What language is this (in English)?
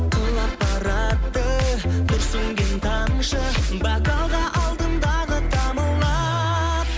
Kazakh